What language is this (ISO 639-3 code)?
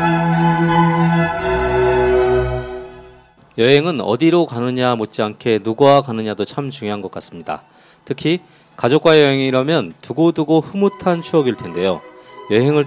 kor